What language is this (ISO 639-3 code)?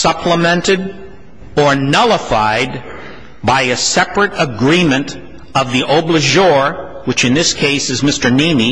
eng